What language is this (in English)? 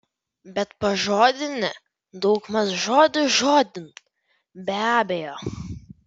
Lithuanian